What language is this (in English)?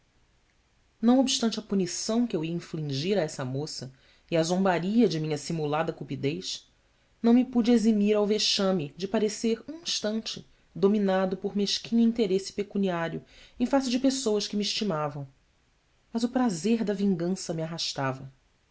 Portuguese